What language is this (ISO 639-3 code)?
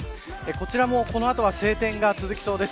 jpn